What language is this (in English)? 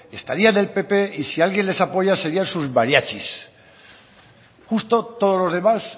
Spanish